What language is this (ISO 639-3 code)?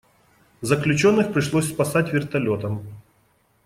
rus